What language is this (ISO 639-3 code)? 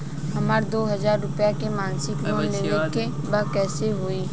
bho